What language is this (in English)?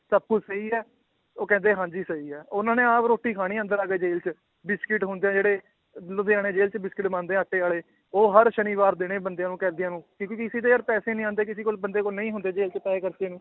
Punjabi